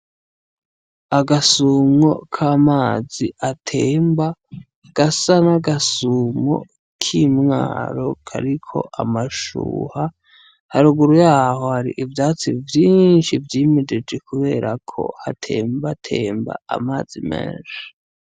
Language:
Rundi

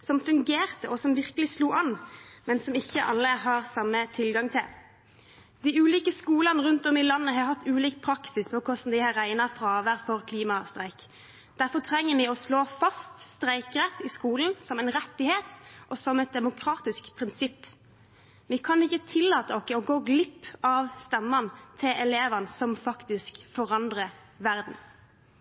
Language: Norwegian Bokmål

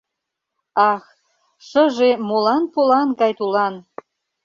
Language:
Mari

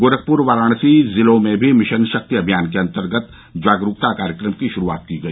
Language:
Hindi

